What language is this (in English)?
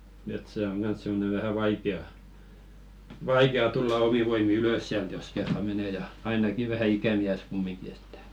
Finnish